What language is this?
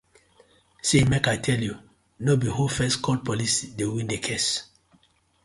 Nigerian Pidgin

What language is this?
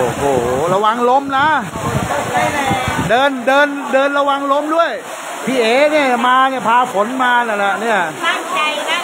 Thai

